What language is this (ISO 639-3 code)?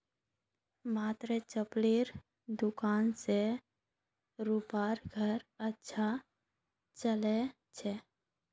mag